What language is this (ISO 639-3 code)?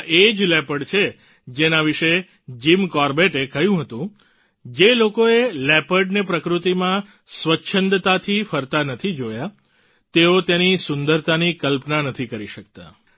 guj